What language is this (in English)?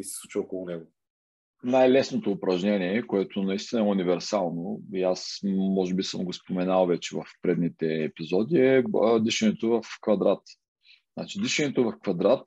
Bulgarian